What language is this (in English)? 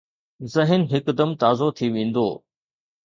Sindhi